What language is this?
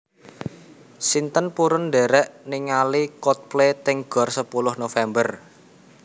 Javanese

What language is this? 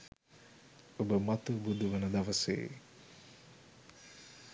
Sinhala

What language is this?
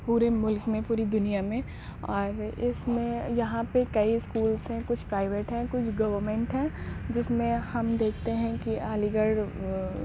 Urdu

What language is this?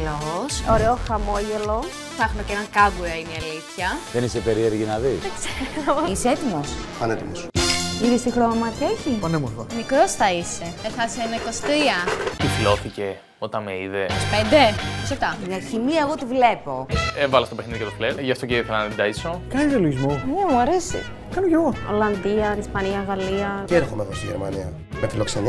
Greek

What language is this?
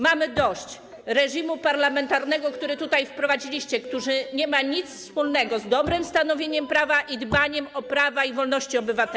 Polish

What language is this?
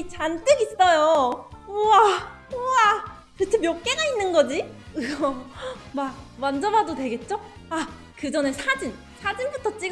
Korean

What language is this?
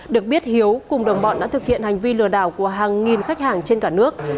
Vietnamese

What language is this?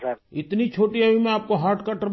Urdu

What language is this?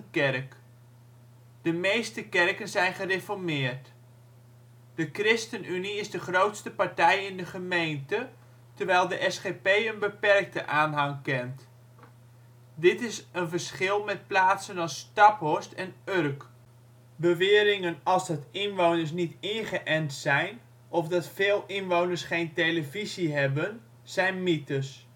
Dutch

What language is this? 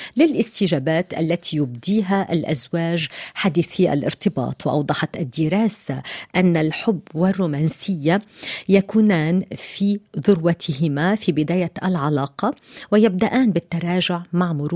Arabic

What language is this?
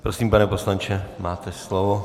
Czech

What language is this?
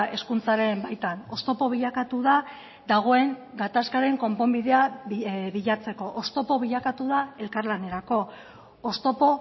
Basque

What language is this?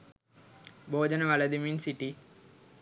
Sinhala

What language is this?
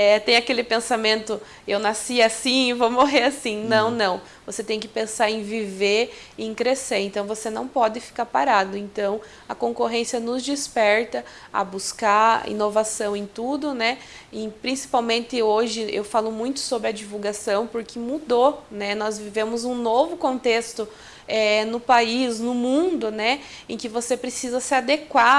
Portuguese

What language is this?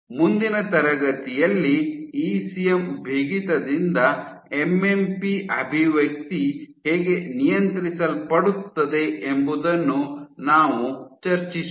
Kannada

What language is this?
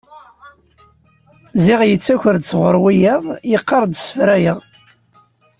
Kabyle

